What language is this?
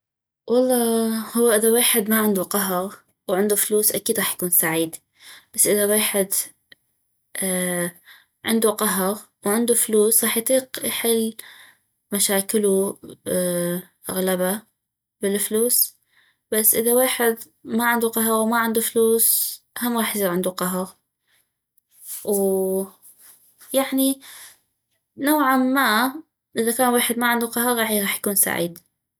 North Mesopotamian Arabic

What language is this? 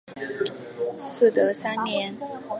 Chinese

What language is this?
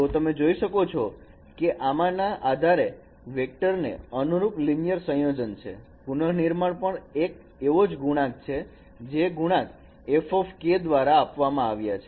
Gujarati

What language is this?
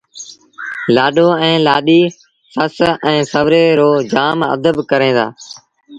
Sindhi Bhil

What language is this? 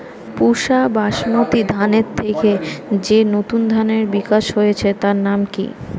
Bangla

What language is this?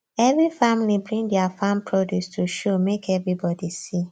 Nigerian Pidgin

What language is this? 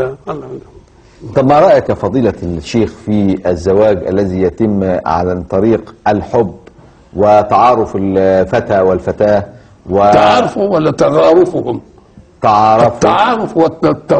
Arabic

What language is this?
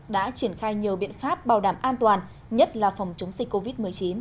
Vietnamese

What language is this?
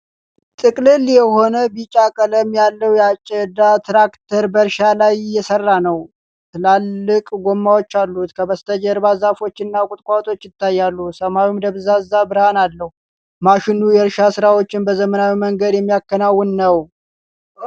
Amharic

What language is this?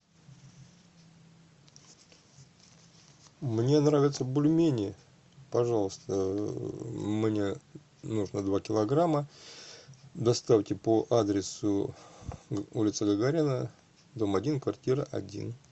Russian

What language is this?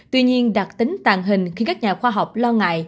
Vietnamese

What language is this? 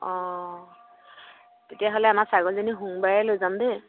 Assamese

